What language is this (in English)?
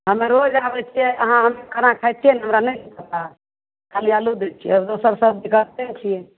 Maithili